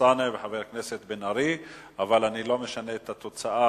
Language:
Hebrew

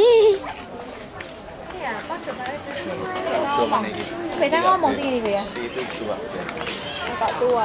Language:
Indonesian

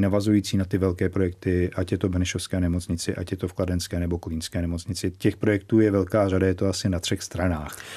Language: Czech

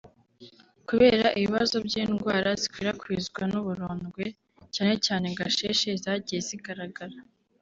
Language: Kinyarwanda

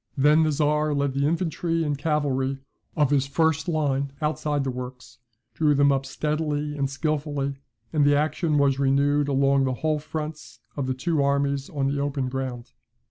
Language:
English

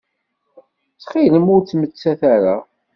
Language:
Kabyle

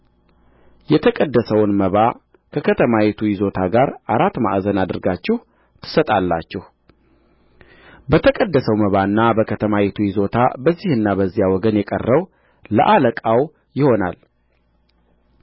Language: Amharic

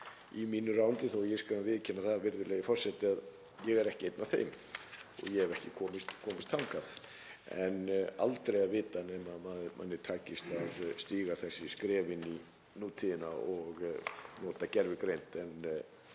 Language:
Icelandic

